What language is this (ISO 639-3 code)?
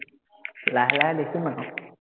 asm